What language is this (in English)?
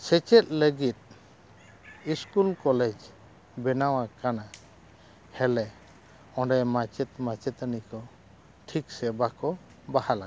Santali